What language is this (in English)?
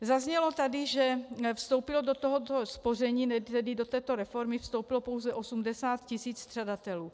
Czech